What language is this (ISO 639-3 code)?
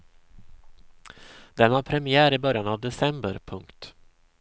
swe